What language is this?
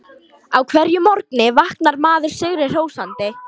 Icelandic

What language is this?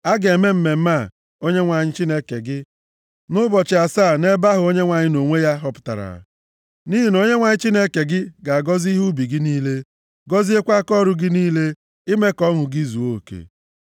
Igbo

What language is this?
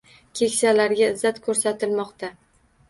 Uzbek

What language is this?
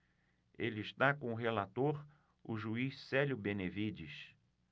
Portuguese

